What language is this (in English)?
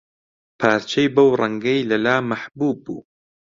Central Kurdish